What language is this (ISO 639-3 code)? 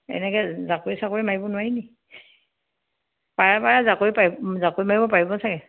asm